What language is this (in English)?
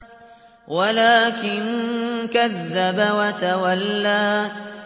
Arabic